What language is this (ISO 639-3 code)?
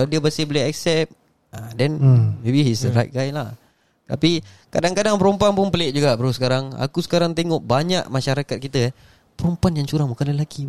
msa